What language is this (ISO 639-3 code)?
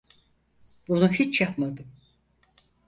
tur